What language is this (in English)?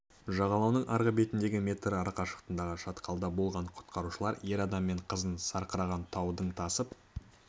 Kazakh